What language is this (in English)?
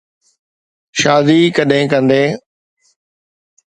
Sindhi